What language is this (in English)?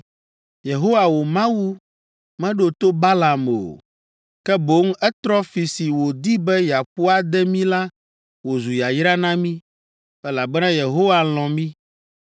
Ewe